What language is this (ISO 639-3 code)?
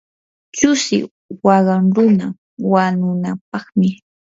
qur